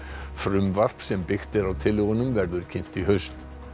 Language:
Icelandic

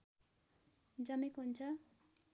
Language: Nepali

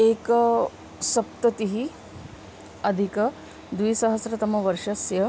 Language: Sanskrit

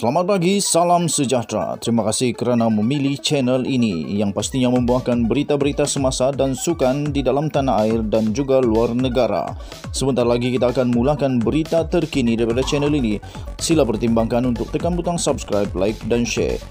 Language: Malay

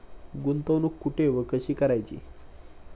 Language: Marathi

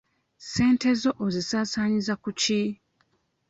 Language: Ganda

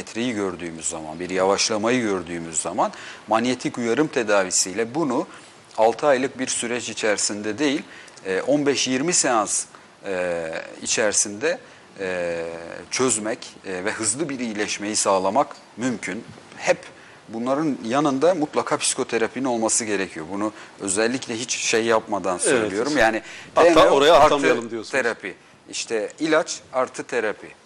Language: Turkish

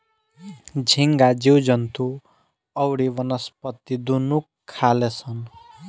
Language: Bhojpuri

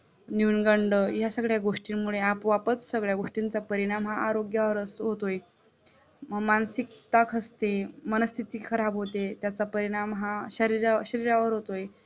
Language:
Marathi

